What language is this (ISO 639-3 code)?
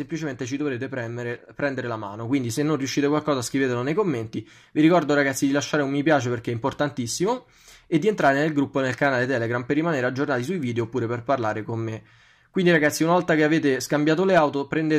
ita